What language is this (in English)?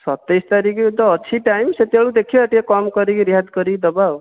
Odia